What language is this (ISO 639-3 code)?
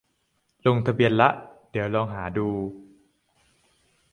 tha